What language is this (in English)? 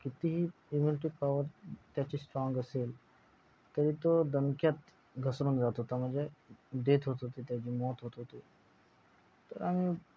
Marathi